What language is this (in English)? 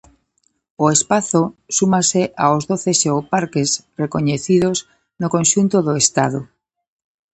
Galician